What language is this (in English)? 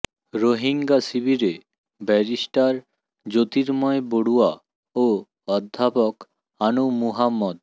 Bangla